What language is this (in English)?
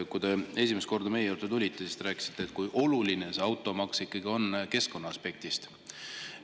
Estonian